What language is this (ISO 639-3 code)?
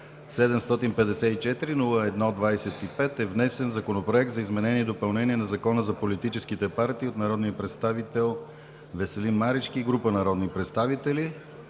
bul